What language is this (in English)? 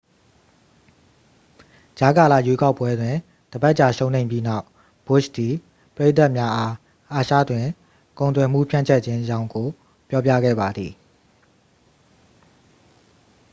Burmese